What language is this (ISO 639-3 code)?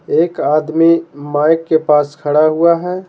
hin